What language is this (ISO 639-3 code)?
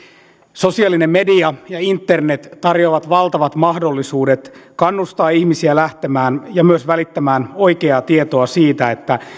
fin